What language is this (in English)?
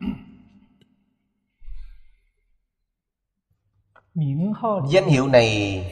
Vietnamese